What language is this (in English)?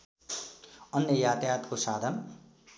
Nepali